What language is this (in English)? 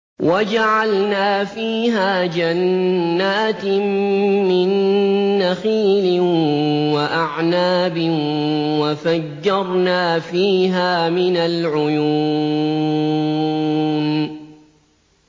Arabic